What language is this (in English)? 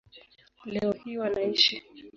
Swahili